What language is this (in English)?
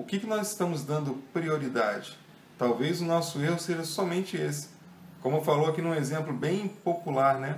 Portuguese